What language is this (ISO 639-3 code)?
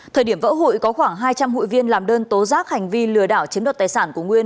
vie